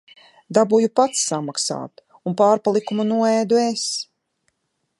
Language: Latvian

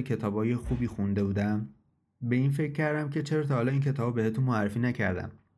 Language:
Persian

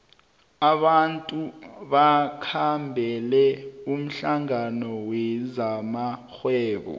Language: South Ndebele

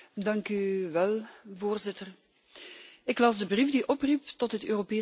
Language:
Dutch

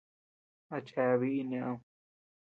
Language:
Tepeuxila Cuicatec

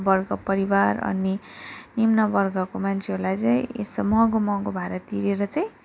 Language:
Nepali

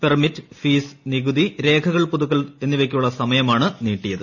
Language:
Malayalam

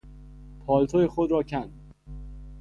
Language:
Persian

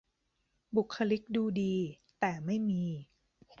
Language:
Thai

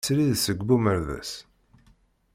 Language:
Kabyle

